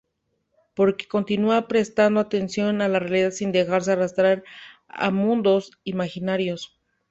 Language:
Spanish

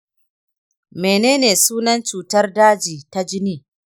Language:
Hausa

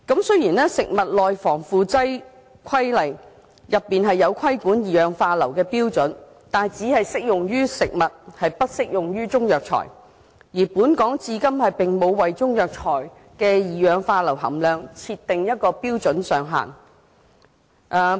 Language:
Cantonese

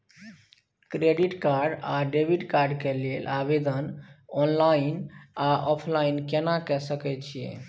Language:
Maithili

